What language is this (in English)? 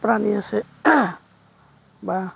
Assamese